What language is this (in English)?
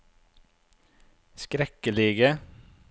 Norwegian